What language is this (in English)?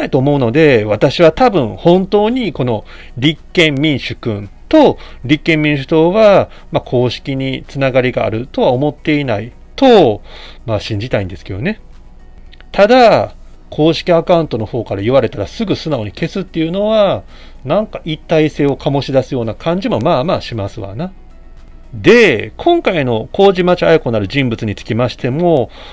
Japanese